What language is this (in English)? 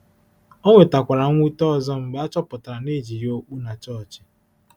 Igbo